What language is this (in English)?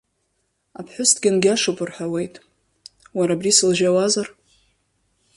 Abkhazian